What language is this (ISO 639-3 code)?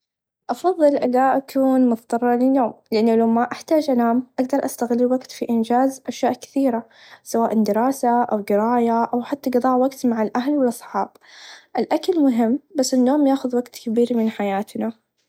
ars